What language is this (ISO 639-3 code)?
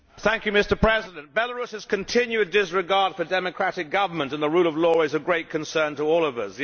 eng